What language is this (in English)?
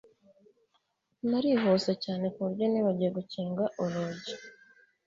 Kinyarwanda